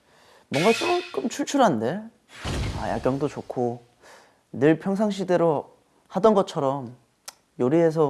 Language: Korean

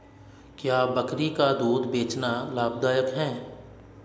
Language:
Hindi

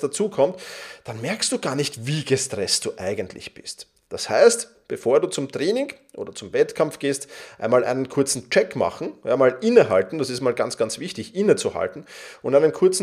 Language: German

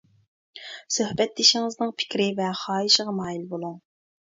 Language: Uyghur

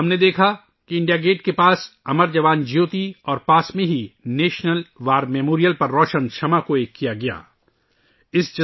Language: Urdu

